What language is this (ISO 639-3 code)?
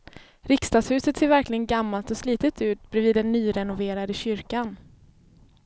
swe